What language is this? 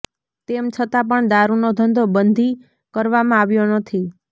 Gujarati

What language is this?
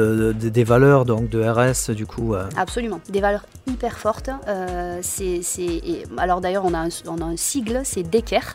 French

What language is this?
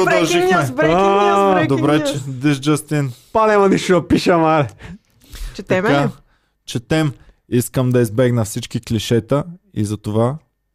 Bulgarian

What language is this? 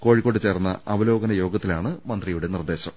Malayalam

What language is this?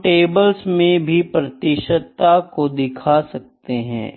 Hindi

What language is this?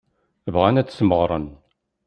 Kabyle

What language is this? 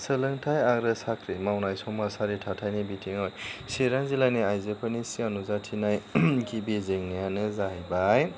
Bodo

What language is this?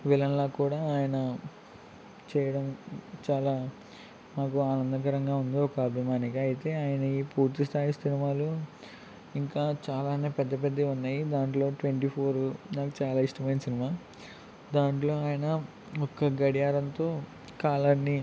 Telugu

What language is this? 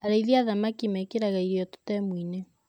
Kikuyu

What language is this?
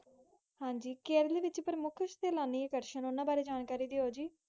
Punjabi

